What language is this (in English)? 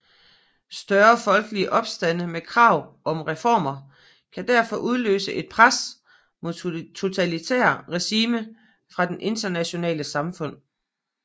Danish